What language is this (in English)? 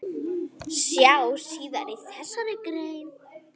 Icelandic